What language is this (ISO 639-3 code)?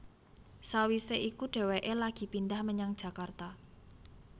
jav